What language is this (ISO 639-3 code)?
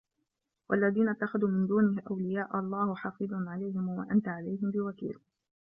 ara